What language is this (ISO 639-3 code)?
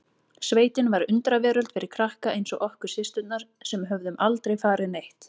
isl